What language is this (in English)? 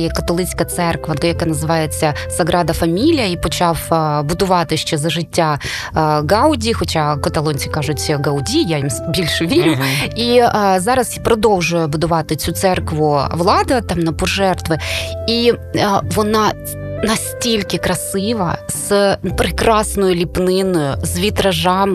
Ukrainian